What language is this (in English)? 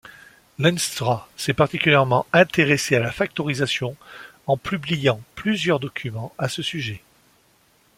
French